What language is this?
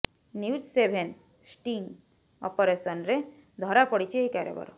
Odia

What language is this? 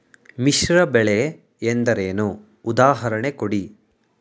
Kannada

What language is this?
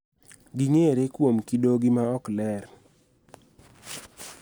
Luo (Kenya and Tanzania)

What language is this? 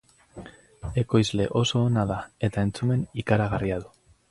Basque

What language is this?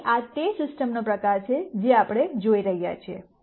Gujarati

